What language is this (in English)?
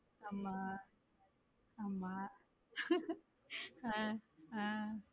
Tamil